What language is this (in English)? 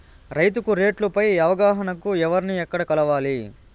Telugu